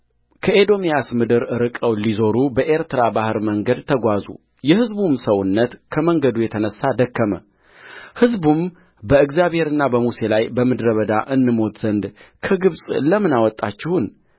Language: Amharic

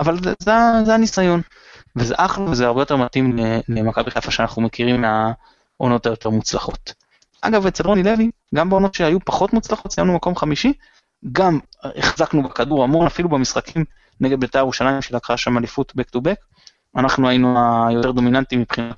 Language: Hebrew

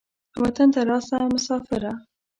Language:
Pashto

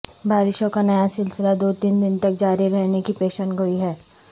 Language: Urdu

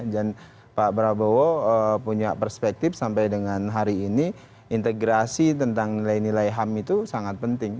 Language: Indonesian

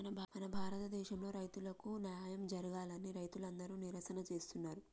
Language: Telugu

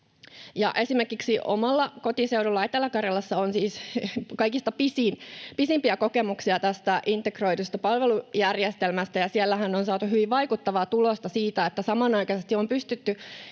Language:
Finnish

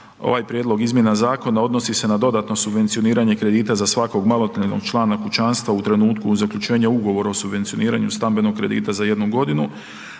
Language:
Croatian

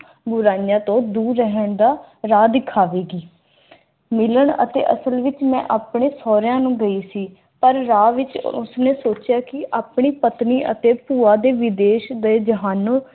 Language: Punjabi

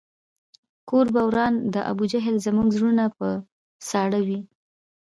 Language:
Pashto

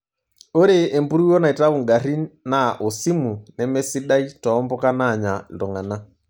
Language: Masai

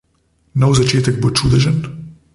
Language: Slovenian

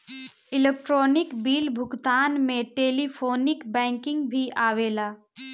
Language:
Bhojpuri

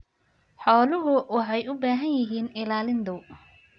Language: Somali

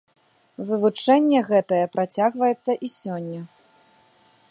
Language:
Belarusian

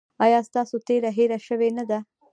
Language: Pashto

